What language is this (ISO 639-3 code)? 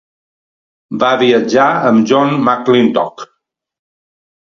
cat